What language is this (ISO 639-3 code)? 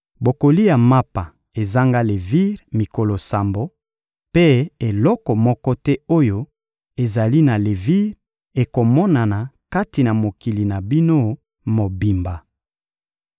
lin